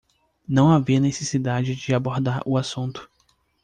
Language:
Portuguese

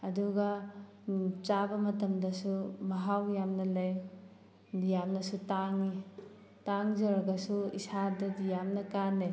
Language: Manipuri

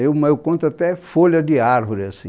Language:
Portuguese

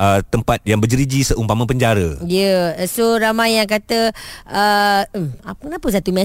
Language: Malay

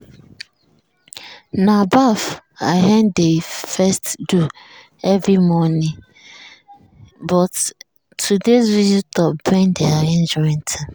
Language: Nigerian Pidgin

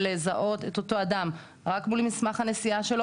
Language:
Hebrew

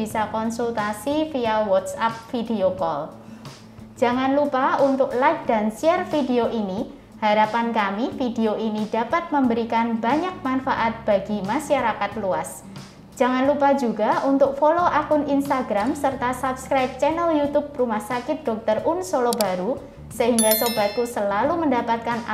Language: Indonesian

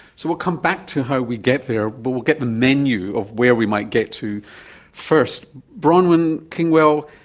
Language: English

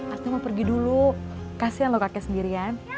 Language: Indonesian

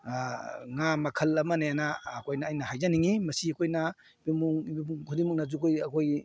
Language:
Manipuri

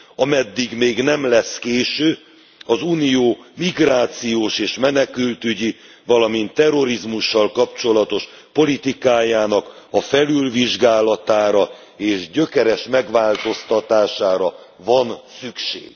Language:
Hungarian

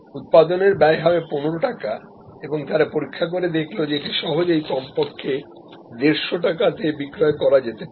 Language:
Bangla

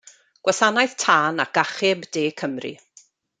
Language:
Welsh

